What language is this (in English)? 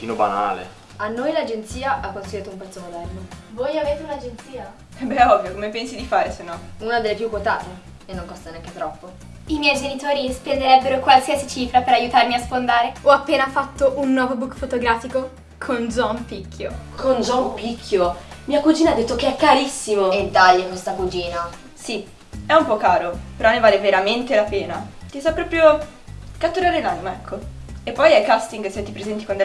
Italian